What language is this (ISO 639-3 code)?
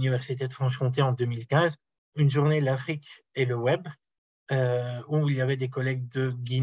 fra